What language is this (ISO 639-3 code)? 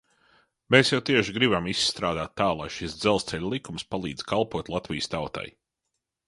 lav